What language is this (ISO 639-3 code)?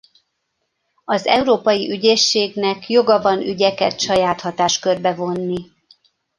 hun